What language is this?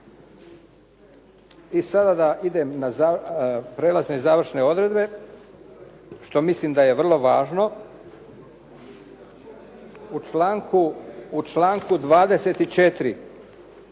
Croatian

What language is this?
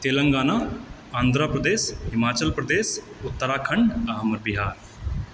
Maithili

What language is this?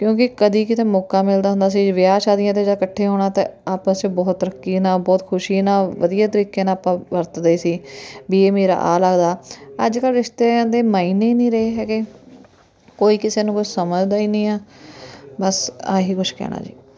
Punjabi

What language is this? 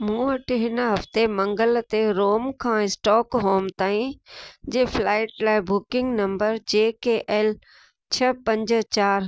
Sindhi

